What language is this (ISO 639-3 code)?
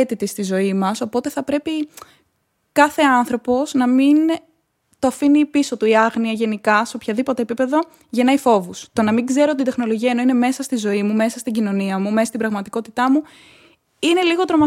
ell